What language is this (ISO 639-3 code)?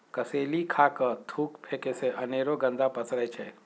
mag